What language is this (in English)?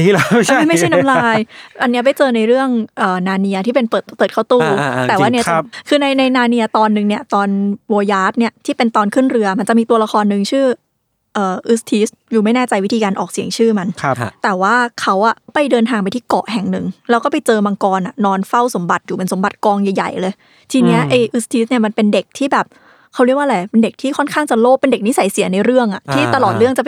Thai